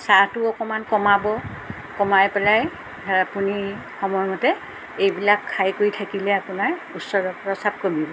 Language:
Assamese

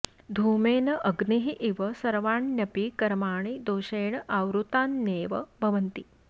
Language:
Sanskrit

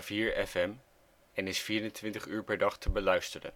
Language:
Dutch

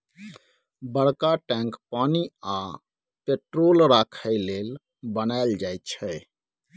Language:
Maithili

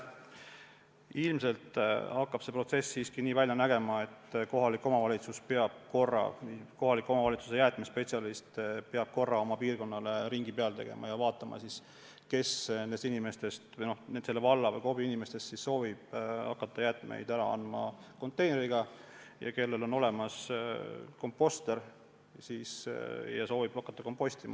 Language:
Estonian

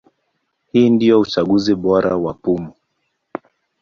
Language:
Swahili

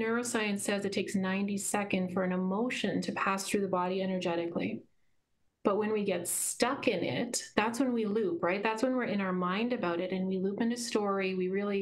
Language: English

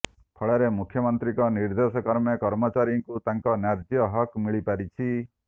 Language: Odia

